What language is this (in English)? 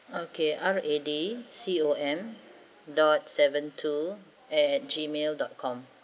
English